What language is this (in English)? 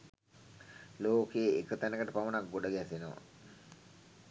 Sinhala